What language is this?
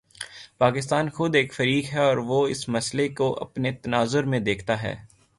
Urdu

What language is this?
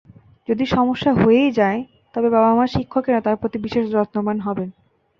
Bangla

